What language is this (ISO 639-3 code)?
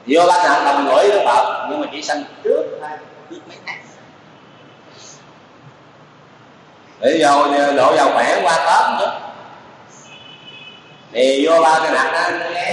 vie